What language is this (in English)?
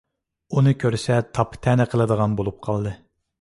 Uyghur